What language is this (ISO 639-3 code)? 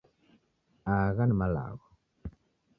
dav